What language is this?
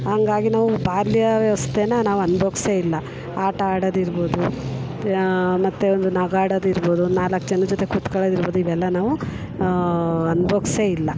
Kannada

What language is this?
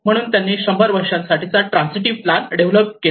Marathi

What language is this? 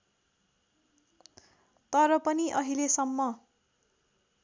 Nepali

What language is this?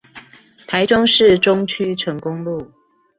Chinese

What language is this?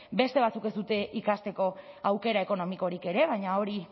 Basque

